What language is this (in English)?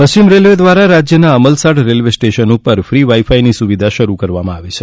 Gujarati